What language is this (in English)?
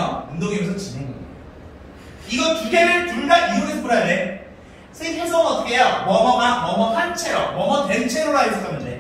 Korean